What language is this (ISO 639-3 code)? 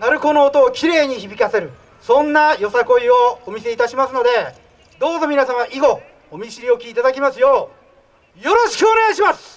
jpn